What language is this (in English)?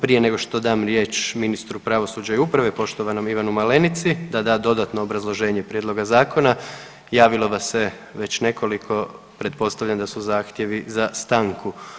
Croatian